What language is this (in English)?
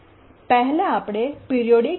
Gujarati